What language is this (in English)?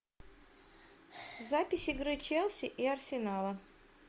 Russian